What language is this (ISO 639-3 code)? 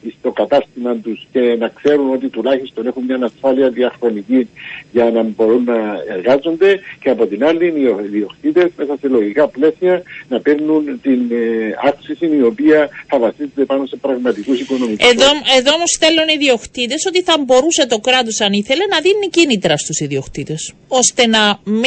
ell